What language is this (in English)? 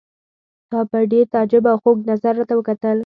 Pashto